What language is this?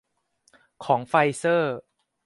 Thai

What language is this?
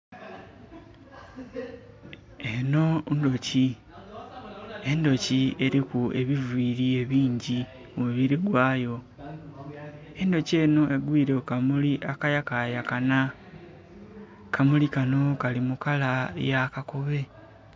Soga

